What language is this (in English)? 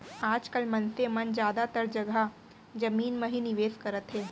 Chhattisgarhi